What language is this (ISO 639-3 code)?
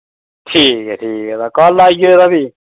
doi